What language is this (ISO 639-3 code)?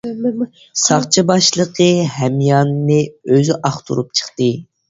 uig